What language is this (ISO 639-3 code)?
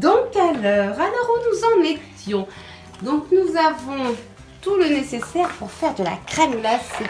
fra